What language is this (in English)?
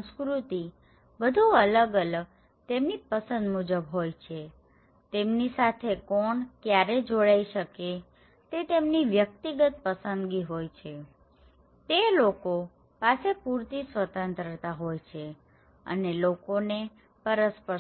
Gujarati